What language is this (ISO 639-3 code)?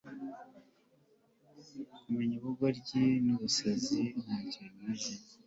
kin